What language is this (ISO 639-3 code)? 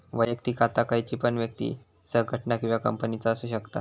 mar